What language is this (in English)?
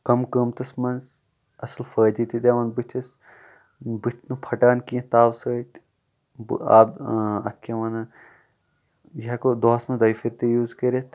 Kashmiri